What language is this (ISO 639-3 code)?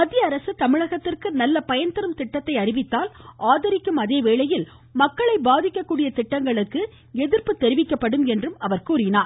tam